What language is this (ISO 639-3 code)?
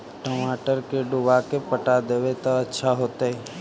mag